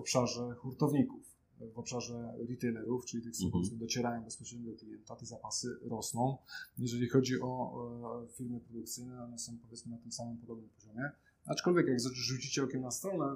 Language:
Polish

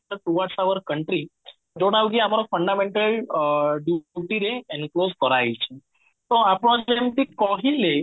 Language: Odia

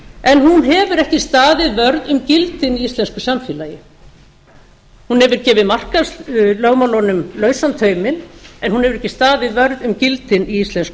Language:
Icelandic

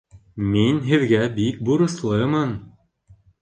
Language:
Bashkir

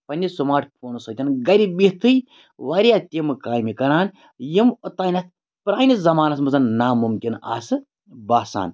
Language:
Kashmiri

